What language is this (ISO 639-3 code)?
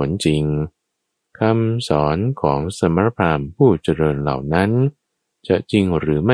tha